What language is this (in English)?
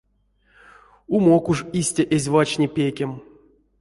Erzya